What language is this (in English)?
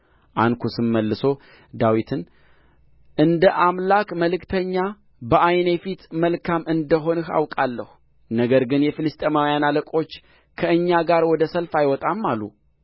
Amharic